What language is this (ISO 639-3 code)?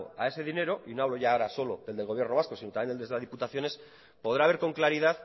spa